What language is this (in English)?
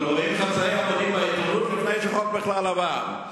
Hebrew